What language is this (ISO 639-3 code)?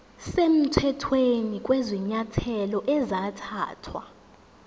zul